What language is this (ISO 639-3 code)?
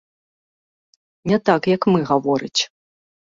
bel